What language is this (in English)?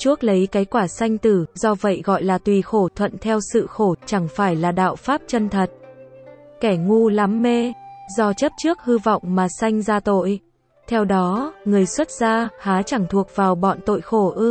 Vietnamese